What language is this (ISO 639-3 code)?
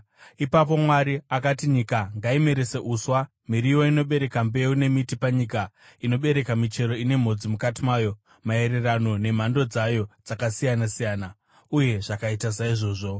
sna